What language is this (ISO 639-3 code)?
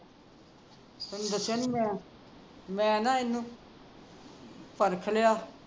pan